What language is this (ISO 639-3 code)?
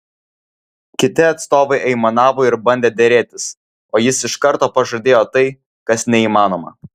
lit